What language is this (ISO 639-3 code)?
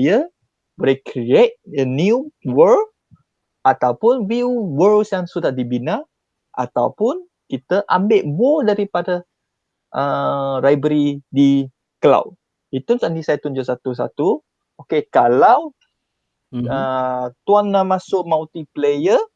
msa